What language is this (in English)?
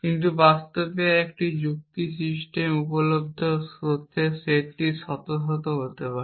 Bangla